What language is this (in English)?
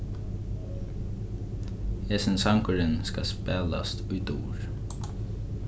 Faroese